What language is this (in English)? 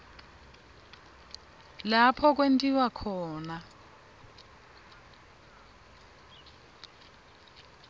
Swati